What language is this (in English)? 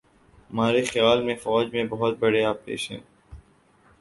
Urdu